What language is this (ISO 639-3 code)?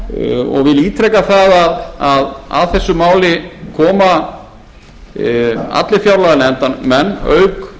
isl